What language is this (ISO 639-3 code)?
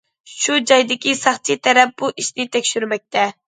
uig